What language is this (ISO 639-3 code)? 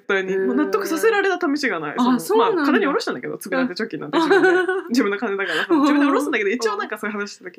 jpn